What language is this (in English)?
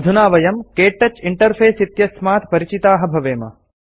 Sanskrit